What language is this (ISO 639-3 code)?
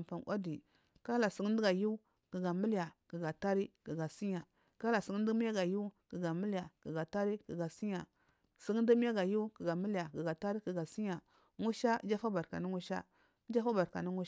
mfm